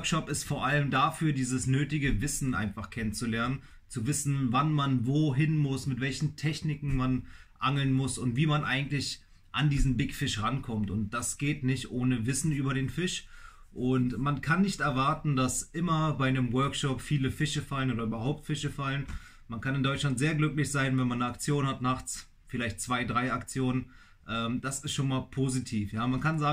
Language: German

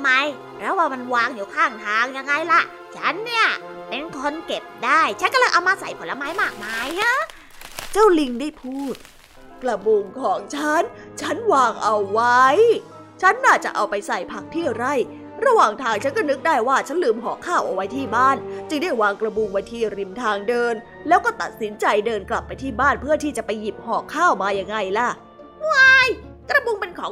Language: Thai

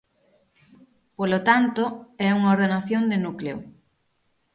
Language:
Galician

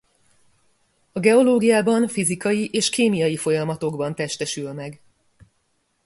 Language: Hungarian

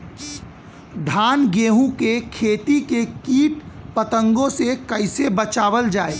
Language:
Bhojpuri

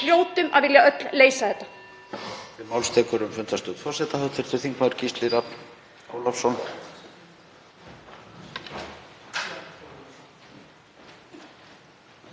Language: Icelandic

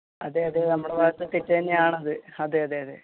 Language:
Malayalam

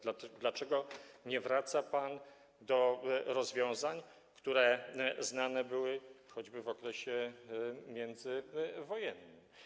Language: Polish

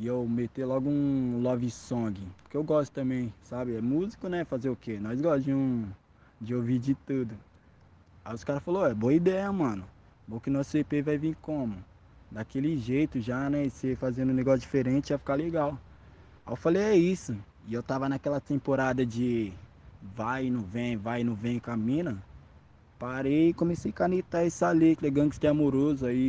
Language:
Portuguese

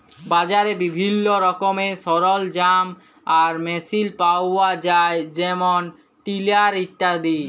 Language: Bangla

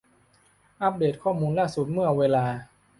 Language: Thai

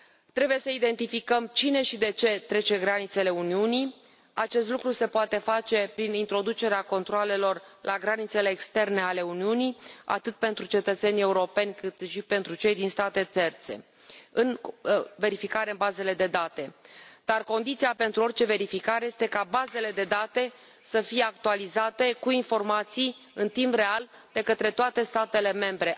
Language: Romanian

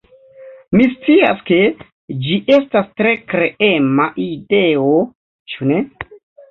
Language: Esperanto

